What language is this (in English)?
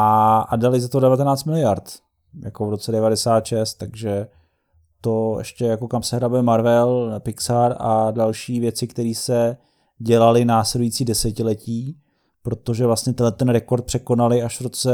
Czech